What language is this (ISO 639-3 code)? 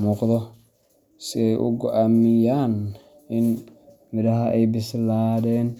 som